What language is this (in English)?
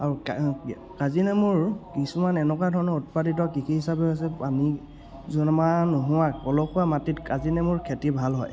Assamese